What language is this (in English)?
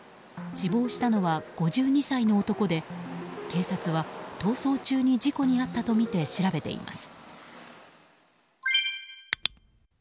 Japanese